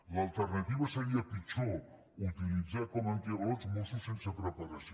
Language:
Catalan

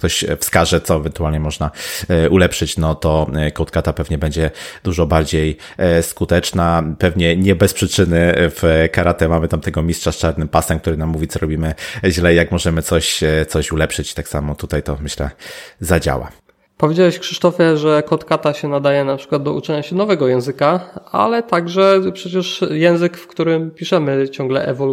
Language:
Polish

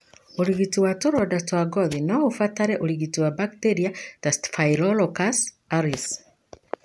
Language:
Kikuyu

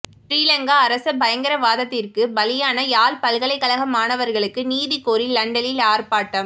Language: Tamil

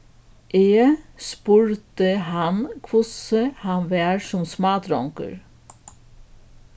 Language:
Faroese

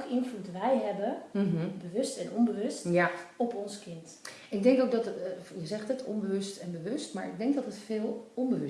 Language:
Dutch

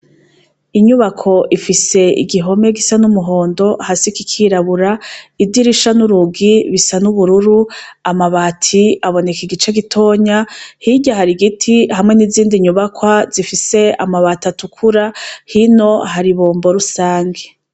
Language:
Rundi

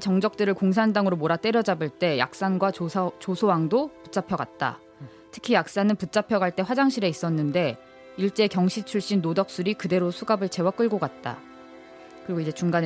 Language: Korean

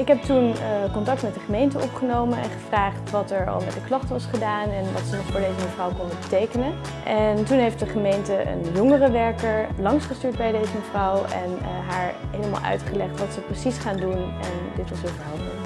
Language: Dutch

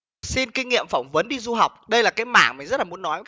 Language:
Vietnamese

